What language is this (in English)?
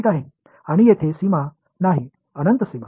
Marathi